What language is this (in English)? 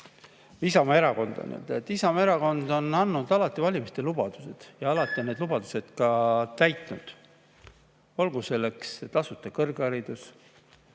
Estonian